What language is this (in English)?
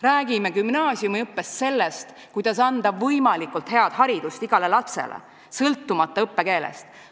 Estonian